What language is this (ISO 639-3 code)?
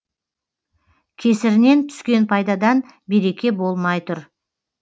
kaz